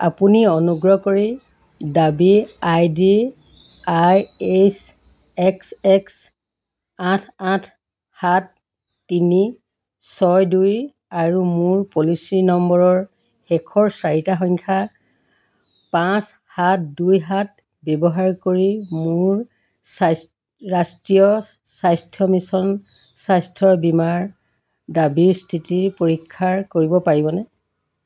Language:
Assamese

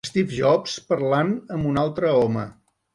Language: Catalan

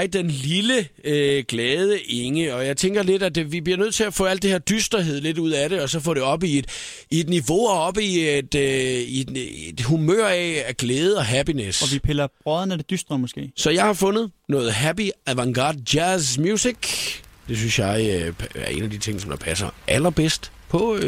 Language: Danish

